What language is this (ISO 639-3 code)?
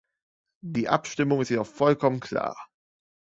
deu